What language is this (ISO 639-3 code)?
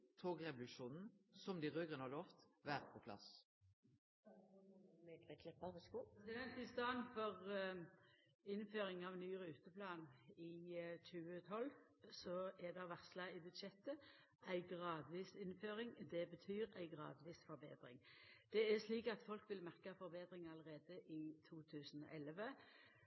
nno